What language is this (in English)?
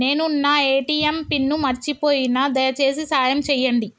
Telugu